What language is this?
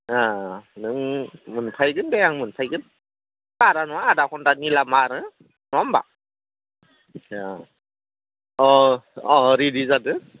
Bodo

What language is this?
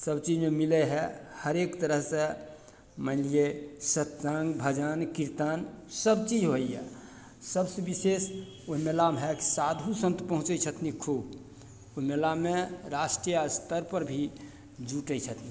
Maithili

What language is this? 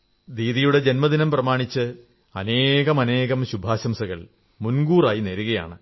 Malayalam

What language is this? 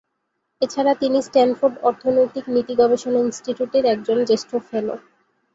Bangla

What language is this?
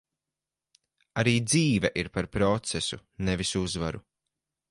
Latvian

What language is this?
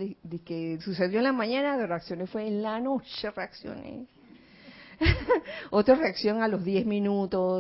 Spanish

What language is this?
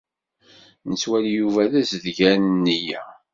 Kabyle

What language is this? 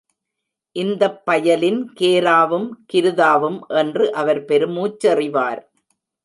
Tamil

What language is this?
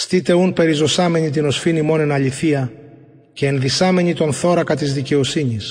Greek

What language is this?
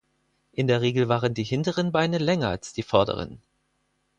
German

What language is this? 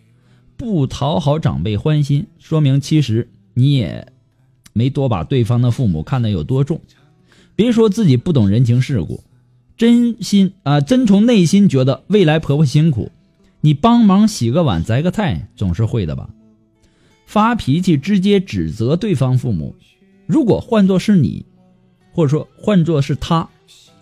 Chinese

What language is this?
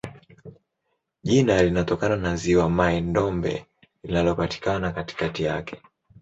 Swahili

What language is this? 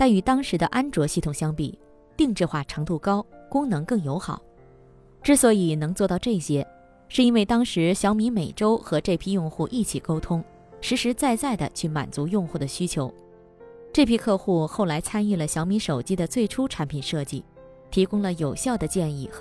Chinese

